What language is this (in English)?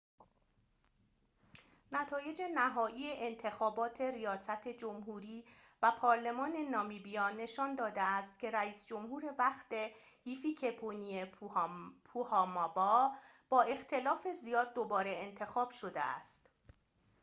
Persian